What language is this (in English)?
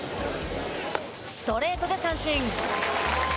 Japanese